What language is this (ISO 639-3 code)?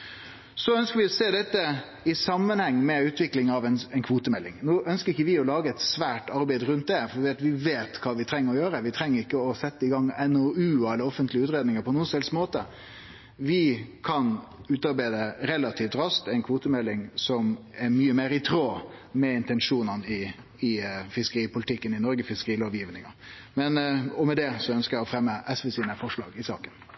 nno